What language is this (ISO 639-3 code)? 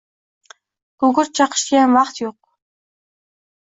uzb